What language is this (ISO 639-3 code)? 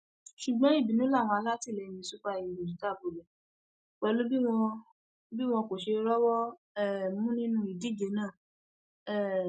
yor